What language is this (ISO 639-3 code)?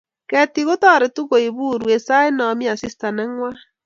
kln